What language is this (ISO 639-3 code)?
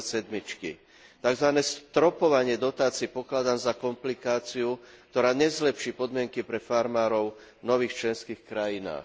slk